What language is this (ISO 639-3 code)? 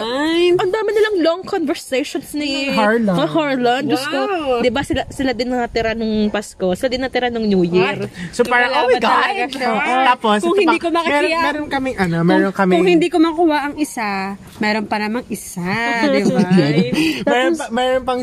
fil